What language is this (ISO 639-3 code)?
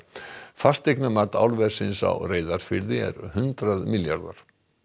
isl